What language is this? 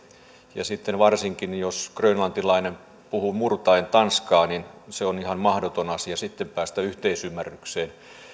Finnish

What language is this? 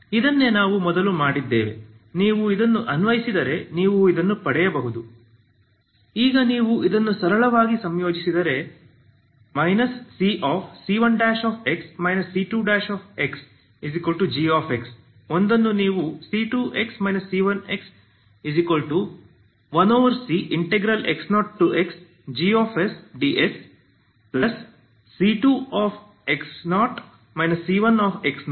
Kannada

